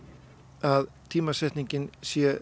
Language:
Icelandic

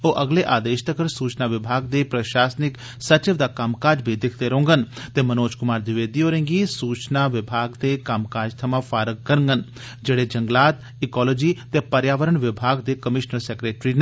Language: Dogri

